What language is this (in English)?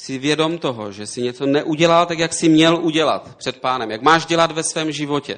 Czech